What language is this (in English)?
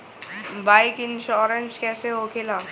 Bhojpuri